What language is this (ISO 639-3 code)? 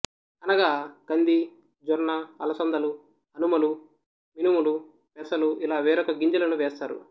tel